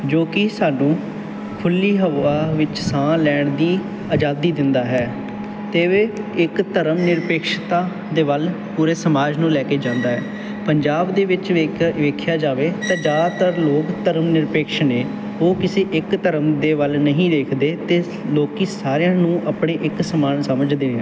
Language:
Punjabi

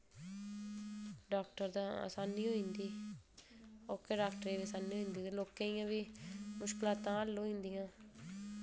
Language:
Dogri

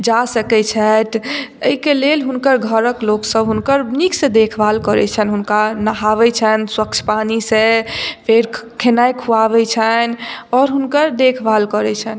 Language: Maithili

